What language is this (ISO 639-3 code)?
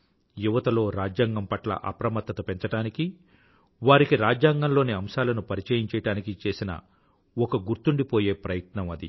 tel